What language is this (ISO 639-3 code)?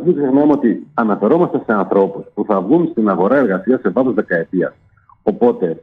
ell